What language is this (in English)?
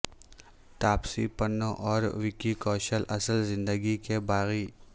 Urdu